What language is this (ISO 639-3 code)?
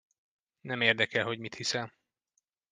hun